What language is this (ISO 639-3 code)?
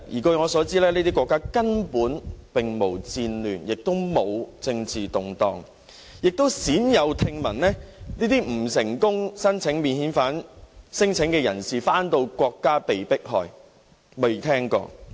yue